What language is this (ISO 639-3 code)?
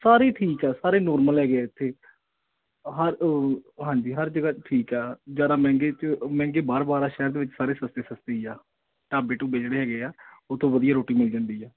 pan